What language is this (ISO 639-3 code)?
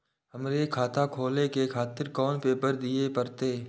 mai